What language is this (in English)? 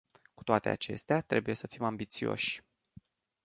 Romanian